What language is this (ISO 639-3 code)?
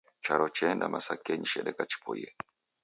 dav